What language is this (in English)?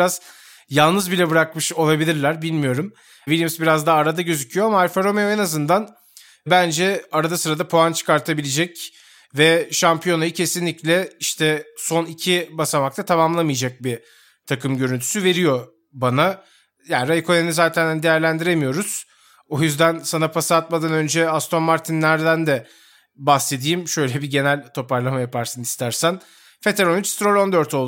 Turkish